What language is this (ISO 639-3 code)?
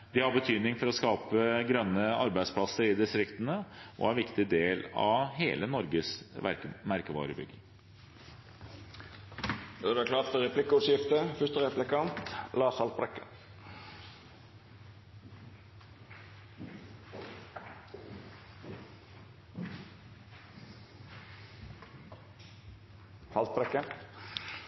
nob